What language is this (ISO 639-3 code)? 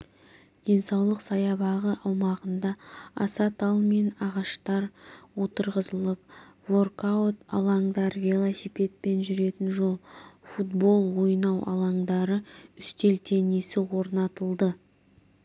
kaz